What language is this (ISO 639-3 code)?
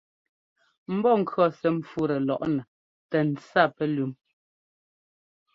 jgo